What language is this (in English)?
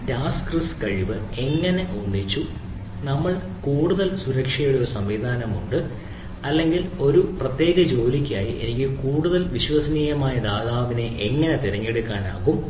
Malayalam